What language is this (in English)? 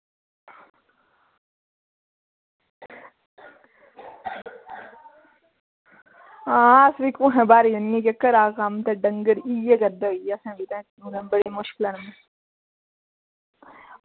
Dogri